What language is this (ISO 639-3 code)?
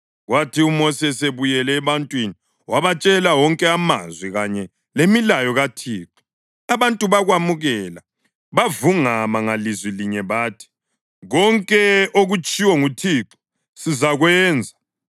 nde